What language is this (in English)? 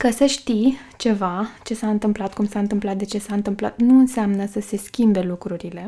Romanian